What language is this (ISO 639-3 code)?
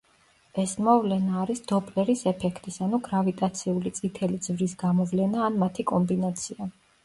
kat